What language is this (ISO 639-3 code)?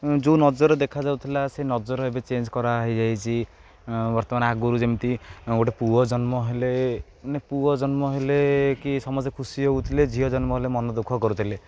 ori